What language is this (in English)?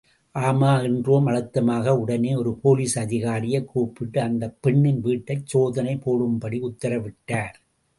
Tamil